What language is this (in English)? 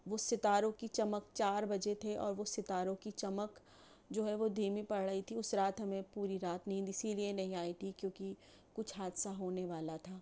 Urdu